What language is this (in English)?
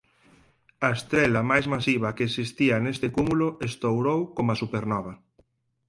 Galician